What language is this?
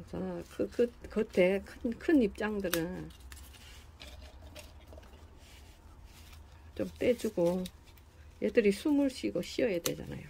Korean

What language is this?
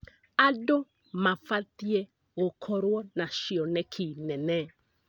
Kikuyu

